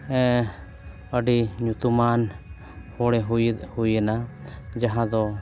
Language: Santali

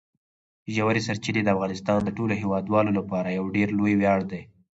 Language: Pashto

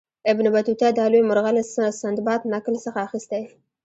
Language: Pashto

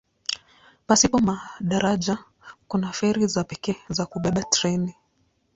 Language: Swahili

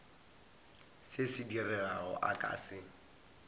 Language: Northern Sotho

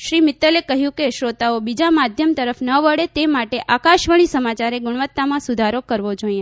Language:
Gujarati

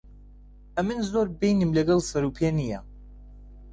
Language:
Central Kurdish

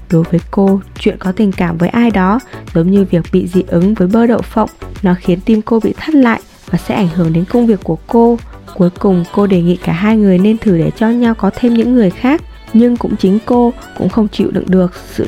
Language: Vietnamese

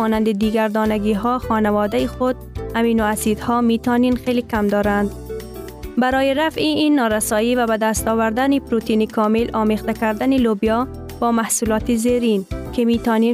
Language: Persian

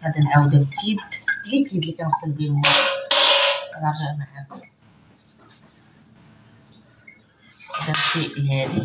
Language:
Arabic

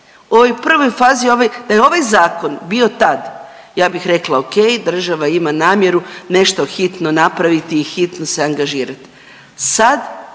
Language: Croatian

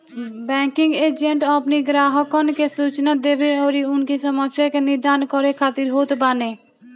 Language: Bhojpuri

